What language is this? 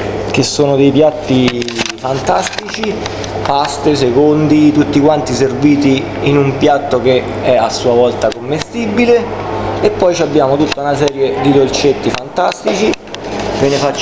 Italian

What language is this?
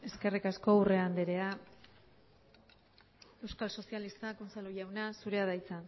Basque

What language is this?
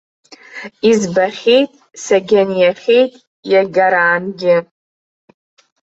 Abkhazian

